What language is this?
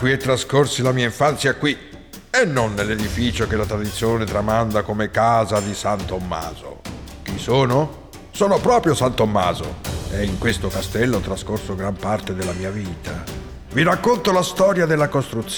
Italian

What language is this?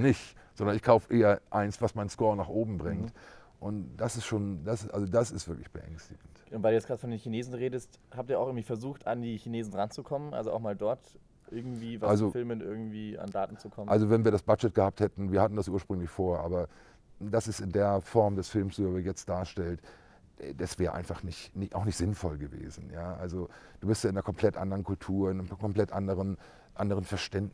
German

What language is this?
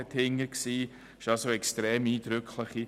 Swiss German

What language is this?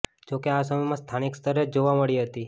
Gujarati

